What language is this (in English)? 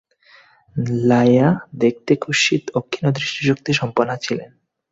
Bangla